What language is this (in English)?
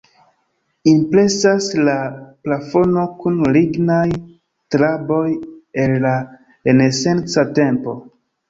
Esperanto